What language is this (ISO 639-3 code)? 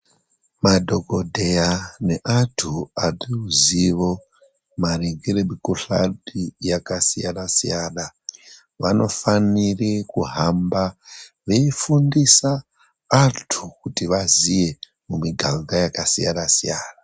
ndc